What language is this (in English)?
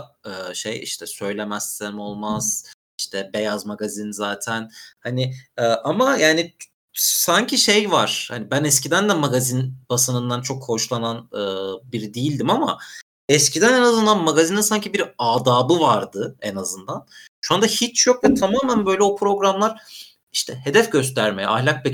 Turkish